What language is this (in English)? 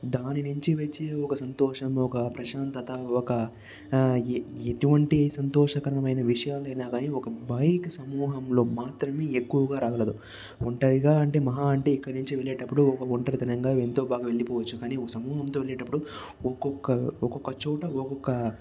Telugu